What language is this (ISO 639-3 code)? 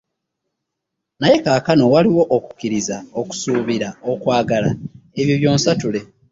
lug